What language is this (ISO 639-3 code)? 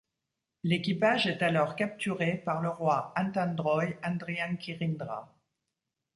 fra